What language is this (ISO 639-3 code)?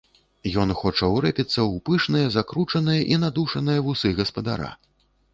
bel